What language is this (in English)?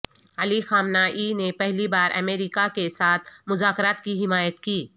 Urdu